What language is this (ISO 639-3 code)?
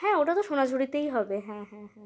ben